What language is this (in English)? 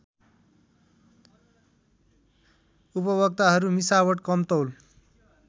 Nepali